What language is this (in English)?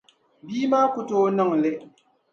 Dagbani